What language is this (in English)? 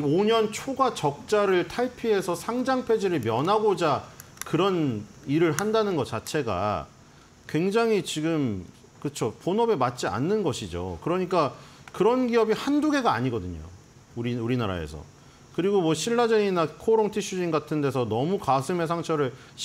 Korean